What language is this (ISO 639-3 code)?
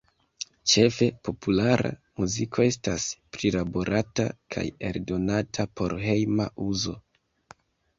epo